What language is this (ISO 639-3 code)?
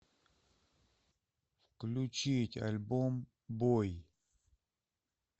rus